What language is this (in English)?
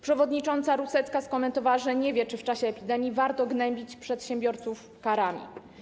Polish